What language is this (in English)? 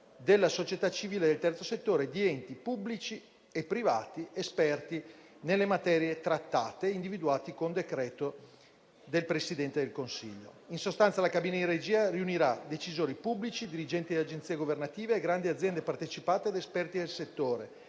Italian